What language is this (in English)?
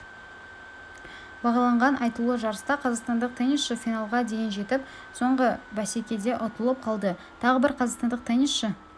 Kazakh